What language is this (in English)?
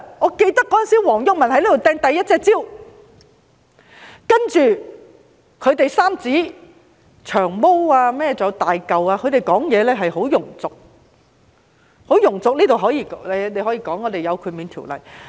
Cantonese